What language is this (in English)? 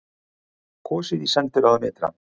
Icelandic